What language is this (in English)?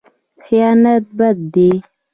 Pashto